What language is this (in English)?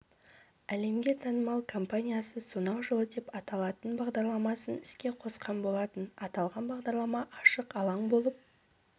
Kazakh